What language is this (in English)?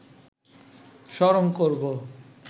Bangla